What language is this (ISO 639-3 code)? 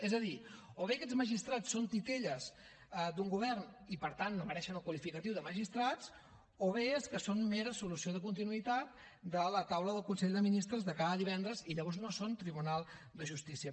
cat